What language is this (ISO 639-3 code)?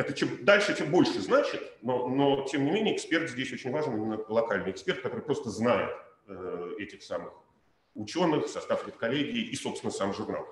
rus